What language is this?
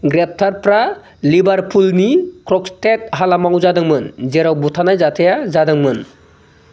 Bodo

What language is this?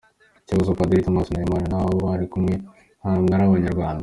Kinyarwanda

